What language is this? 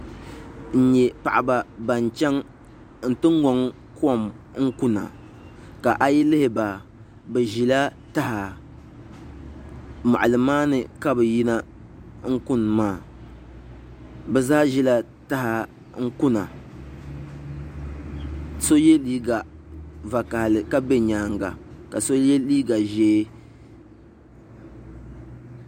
Dagbani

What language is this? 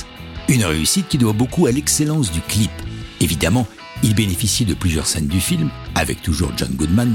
French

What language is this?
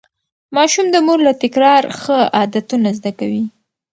Pashto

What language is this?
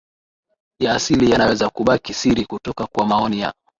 Swahili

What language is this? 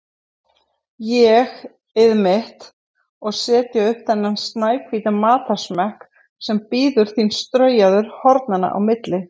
Icelandic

